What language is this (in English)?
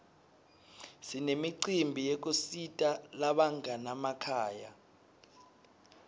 Swati